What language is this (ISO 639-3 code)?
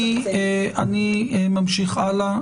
heb